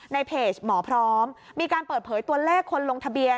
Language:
Thai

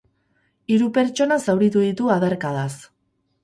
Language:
Basque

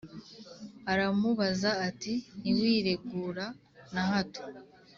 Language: Kinyarwanda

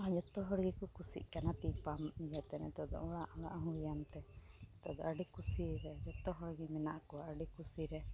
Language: Santali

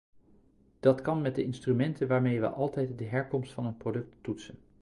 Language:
Dutch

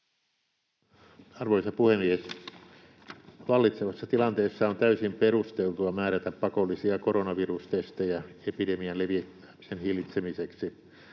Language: Finnish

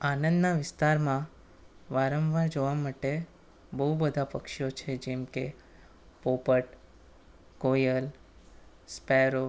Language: Gujarati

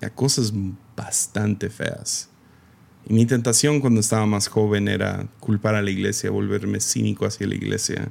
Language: Spanish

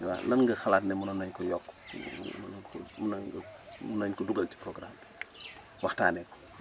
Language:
Wolof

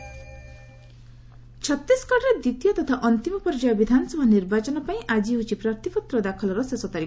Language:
Odia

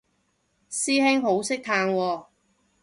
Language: Cantonese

